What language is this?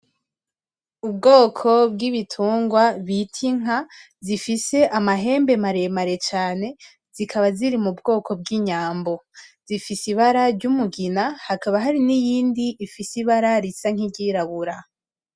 Rundi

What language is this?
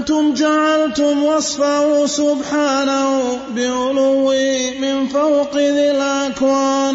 Arabic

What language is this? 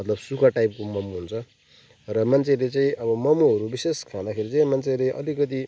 Nepali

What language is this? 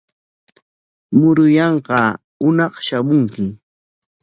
Corongo Ancash Quechua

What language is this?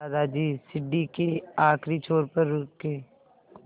Hindi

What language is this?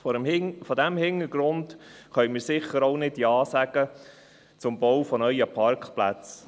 Swiss German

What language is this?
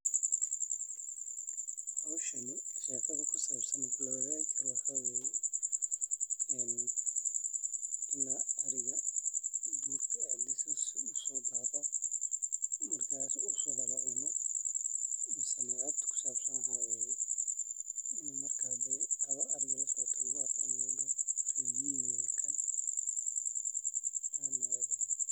Somali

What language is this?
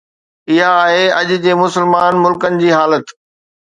Sindhi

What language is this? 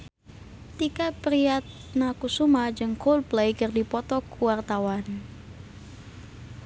Sundanese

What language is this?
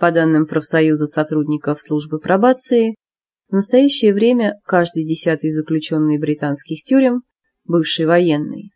Russian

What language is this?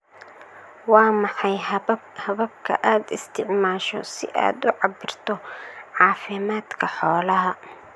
Somali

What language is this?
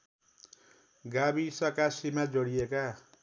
Nepali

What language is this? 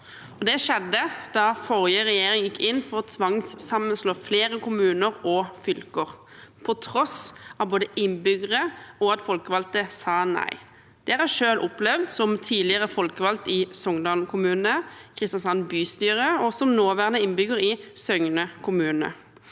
Norwegian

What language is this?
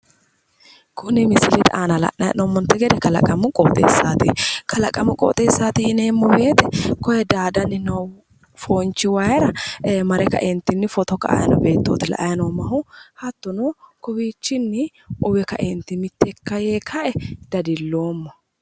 Sidamo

